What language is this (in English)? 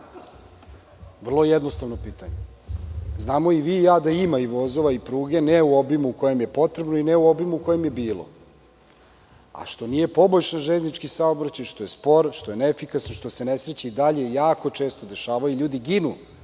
Serbian